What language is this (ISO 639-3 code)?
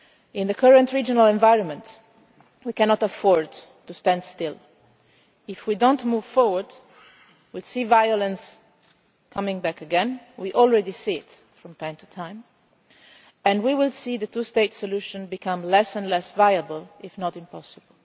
eng